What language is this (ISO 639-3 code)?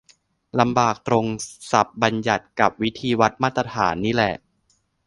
tha